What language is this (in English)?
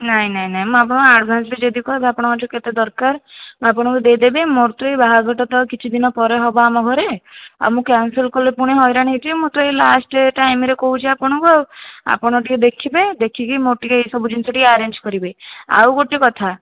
Odia